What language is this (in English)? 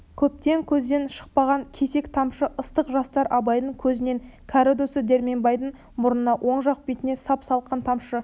Kazakh